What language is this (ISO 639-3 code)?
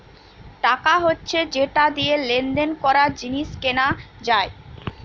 ben